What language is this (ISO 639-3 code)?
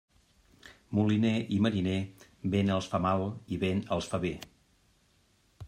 cat